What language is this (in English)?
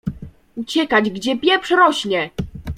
Polish